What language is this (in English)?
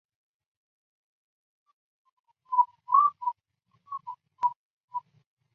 Chinese